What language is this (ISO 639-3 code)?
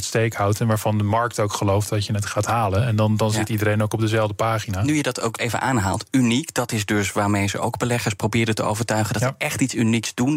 nld